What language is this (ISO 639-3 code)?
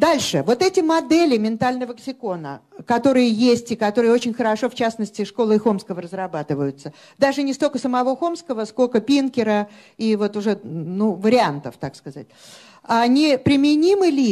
rus